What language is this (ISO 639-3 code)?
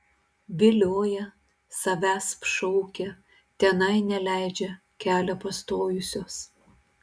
lit